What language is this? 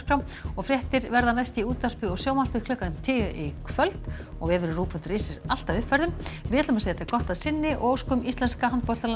Icelandic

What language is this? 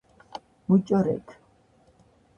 Georgian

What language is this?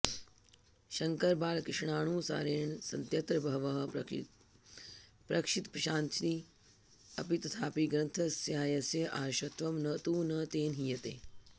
Sanskrit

